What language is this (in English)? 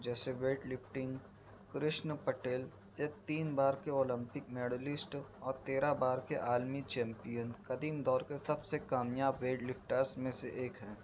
Urdu